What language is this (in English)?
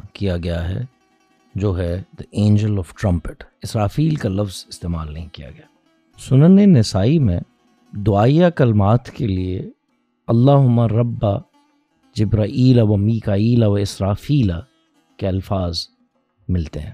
Urdu